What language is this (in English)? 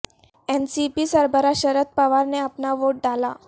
Urdu